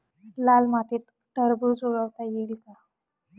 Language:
Marathi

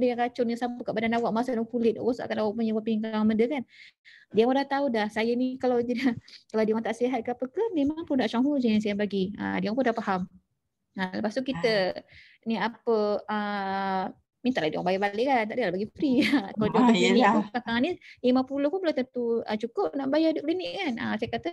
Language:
Malay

